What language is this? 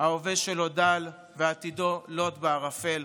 Hebrew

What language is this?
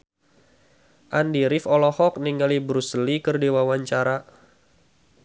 Sundanese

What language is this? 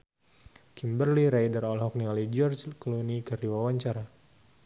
Sundanese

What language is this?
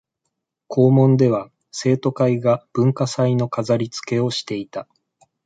Japanese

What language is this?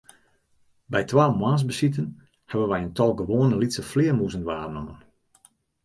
Western Frisian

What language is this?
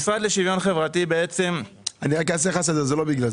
Hebrew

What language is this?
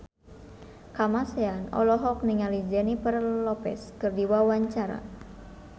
Sundanese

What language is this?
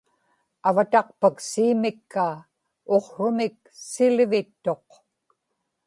Inupiaq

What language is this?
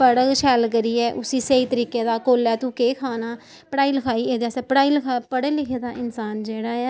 Dogri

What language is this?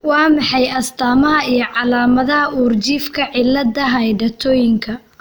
Somali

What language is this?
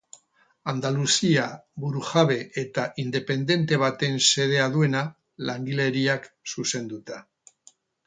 Basque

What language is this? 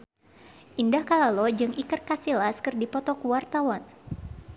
Sundanese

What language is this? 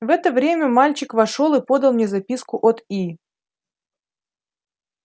Russian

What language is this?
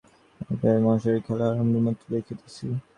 Bangla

